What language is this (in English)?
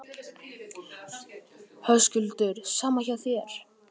Icelandic